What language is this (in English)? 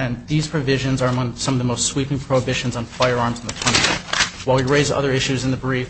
English